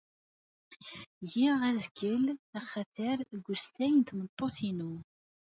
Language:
Kabyle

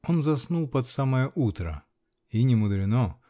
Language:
Russian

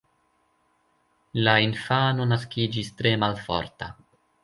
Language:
Esperanto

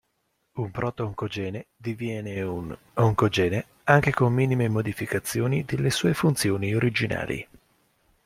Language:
Italian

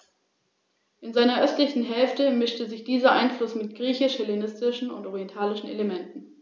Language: German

